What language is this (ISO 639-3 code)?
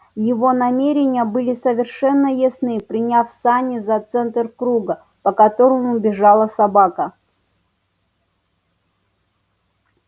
rus